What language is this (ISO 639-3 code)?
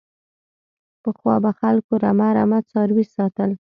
pus